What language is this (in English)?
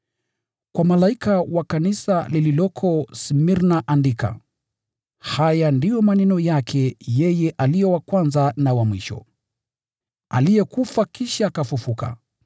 Swahili